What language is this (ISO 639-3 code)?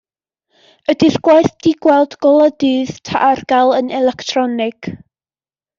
cym